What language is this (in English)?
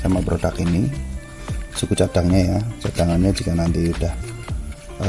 Indonesian